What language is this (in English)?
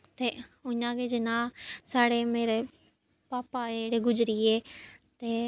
Dogri